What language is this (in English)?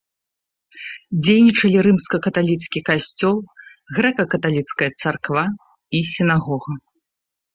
Belarusian